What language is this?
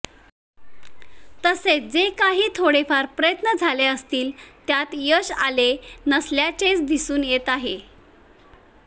Marathi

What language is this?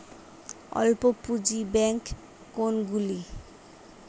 Bangla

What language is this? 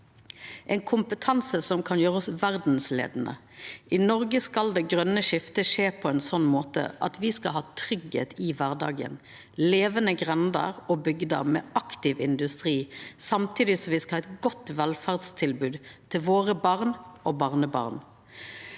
Norwegian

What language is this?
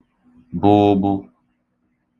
Igbo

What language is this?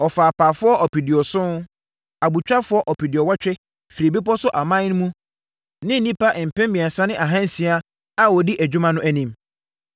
Akan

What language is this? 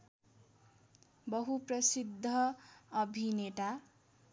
Nepali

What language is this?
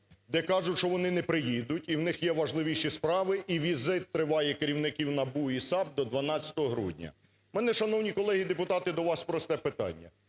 Ukrainian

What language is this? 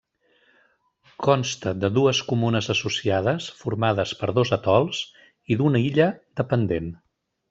Catalan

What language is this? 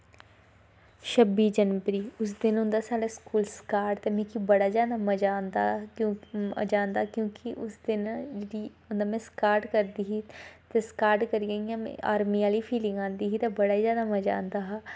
Dogri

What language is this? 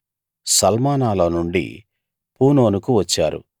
Telugu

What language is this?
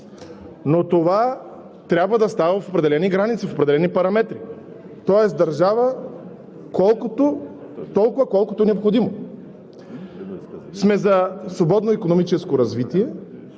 Bulgarian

